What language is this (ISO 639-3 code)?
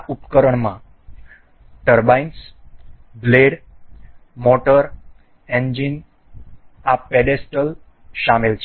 guj